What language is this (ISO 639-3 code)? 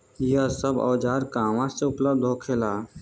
bho